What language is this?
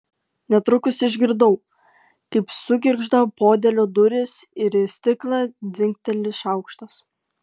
Lithuanian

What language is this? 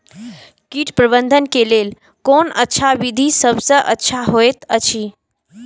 Maithili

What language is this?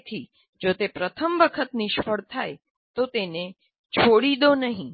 Gujarati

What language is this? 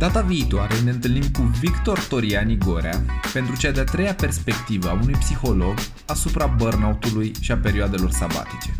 Romanian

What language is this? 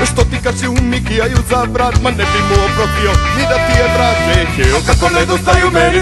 Romanian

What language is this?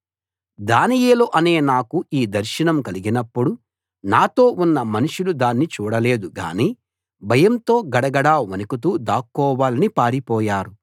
Telugu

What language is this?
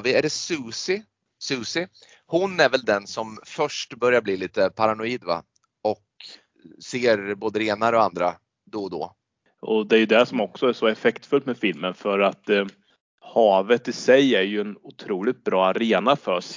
Swedish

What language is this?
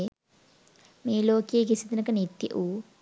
Sinhala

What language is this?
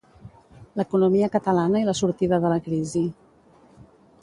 Catalan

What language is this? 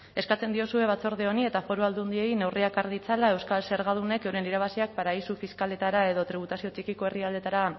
Basque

